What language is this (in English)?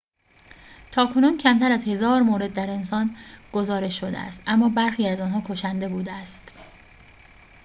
Persian